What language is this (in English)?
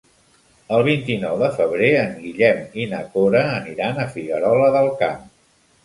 Catalan